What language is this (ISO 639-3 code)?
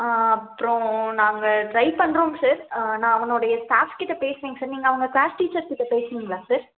tam